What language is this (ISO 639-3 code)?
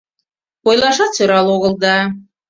chm